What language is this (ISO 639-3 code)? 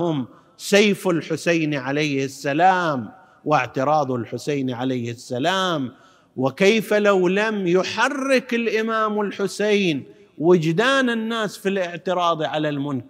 ara